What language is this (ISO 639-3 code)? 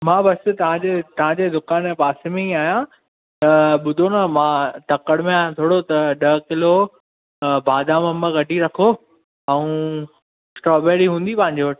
snd